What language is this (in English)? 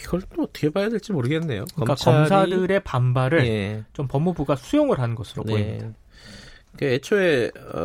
Korean